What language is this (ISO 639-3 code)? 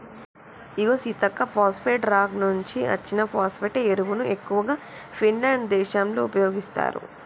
tel